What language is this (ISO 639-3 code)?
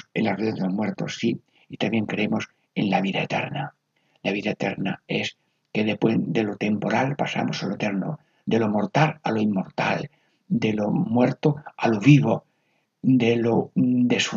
spa